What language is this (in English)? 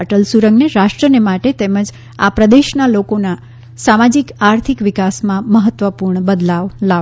Gujarati